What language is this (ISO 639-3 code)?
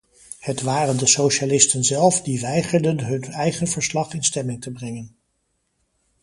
nld